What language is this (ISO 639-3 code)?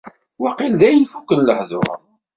kab